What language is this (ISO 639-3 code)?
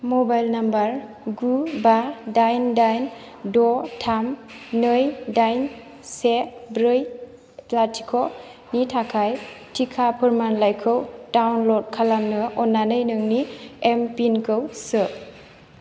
brx